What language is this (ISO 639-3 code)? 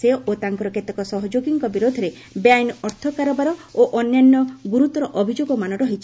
ori